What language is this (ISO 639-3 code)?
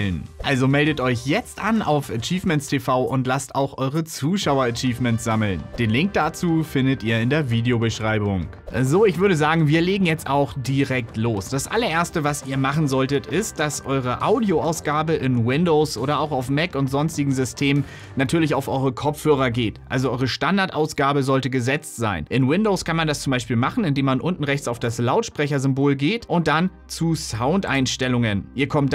deu